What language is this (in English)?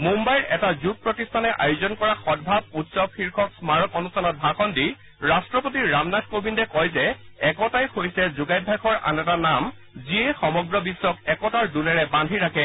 Assamese